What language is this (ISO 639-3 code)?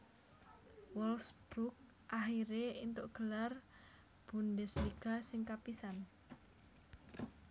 jav